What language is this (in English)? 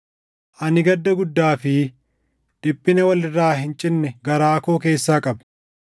Oromo